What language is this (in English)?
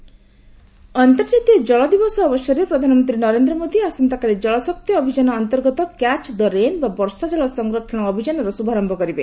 Odia